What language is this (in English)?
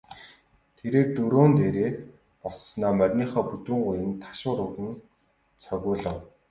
Mongolian